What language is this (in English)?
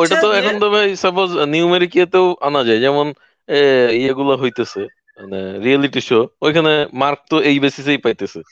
Bangla